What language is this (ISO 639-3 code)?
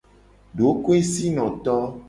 gej